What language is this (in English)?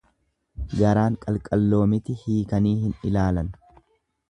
Oromo